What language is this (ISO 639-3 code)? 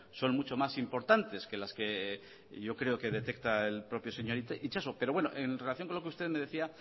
spa